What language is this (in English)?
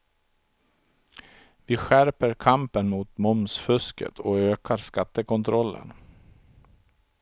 Swedish